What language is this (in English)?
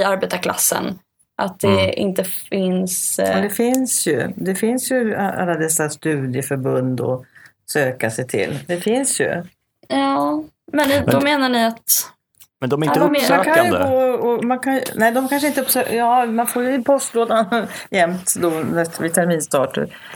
Swedish